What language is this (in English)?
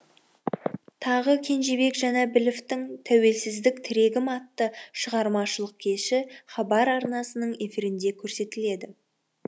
Kazakh